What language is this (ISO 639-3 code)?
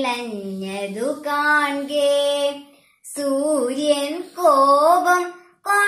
ron